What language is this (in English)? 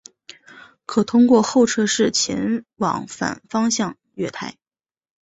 Chinese